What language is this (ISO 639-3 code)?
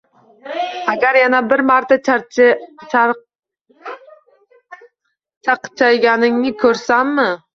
uzb